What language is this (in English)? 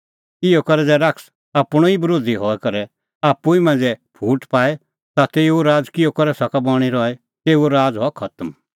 Kullu Pahari